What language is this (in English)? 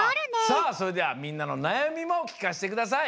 Japanese